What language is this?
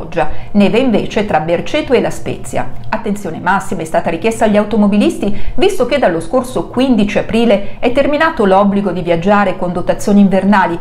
Italian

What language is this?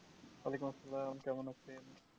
Bangla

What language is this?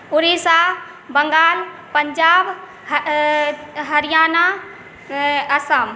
Maithili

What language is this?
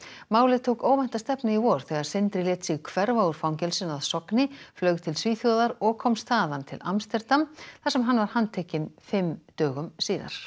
Icelandic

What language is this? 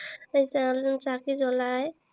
Assamese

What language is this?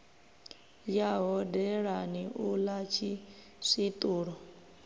Venda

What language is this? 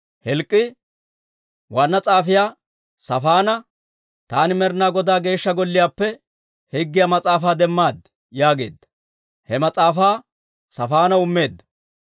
Dawro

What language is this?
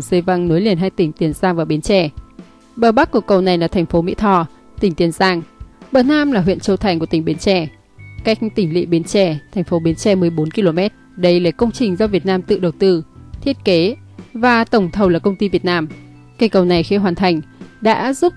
Vietnamese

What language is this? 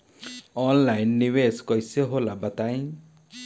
Bhojpuri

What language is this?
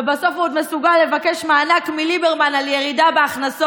Hebrew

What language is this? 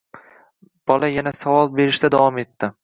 Uzbek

